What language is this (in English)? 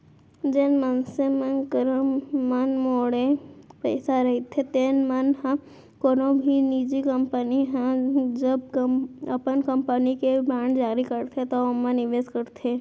Chhattisgarhi